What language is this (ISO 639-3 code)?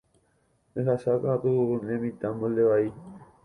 grn